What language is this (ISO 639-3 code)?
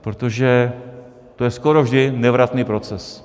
ces